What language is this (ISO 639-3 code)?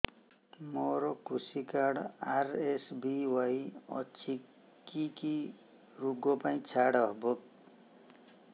ori